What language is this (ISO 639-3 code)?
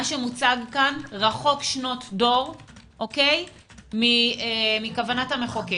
heb